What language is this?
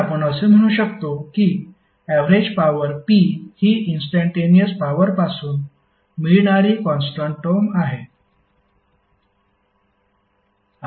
Marathi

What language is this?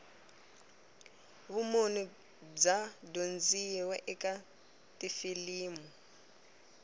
Tsonga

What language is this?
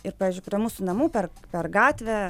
Lithuanian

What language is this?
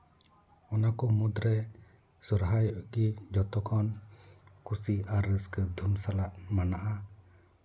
Santali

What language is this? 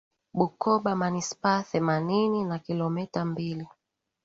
Swahili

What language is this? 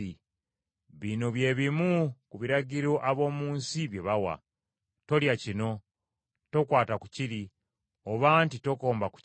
Ganda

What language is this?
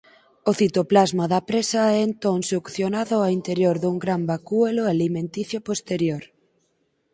Galician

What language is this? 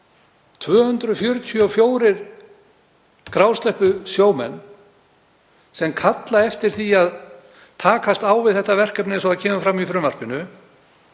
Icelandic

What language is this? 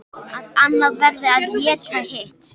Icelandic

